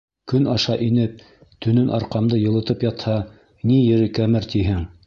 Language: Bashkir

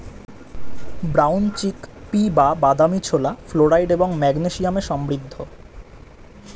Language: Bangla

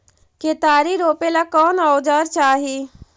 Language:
Magahi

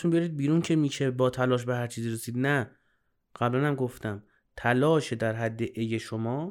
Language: Persian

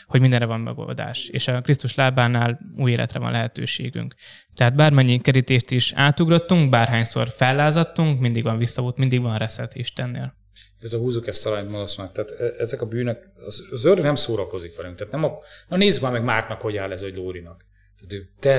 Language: Hungarian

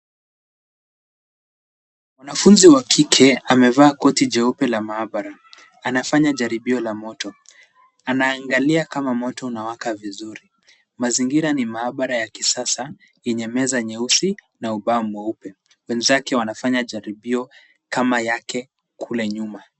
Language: Swahili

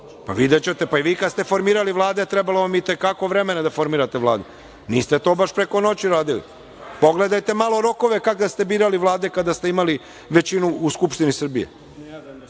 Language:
Serbian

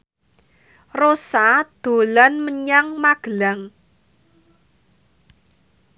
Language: Javanese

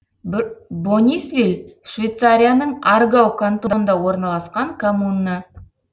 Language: Kazakh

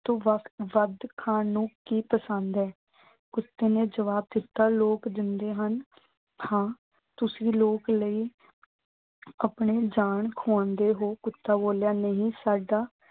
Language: Punjabi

